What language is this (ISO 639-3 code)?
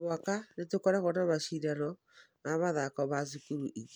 kik